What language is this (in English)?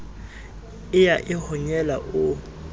Southern Sotho